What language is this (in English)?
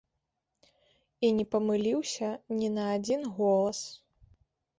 Belarusian